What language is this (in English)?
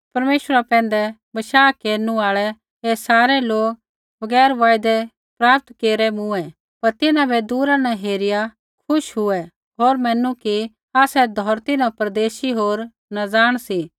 Kullu Pahari